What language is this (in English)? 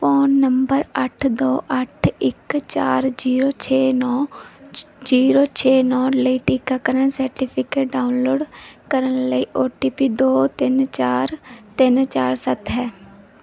Punjabi